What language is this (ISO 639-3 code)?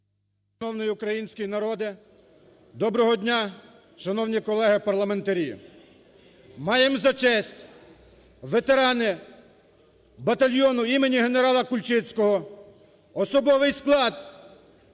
ukr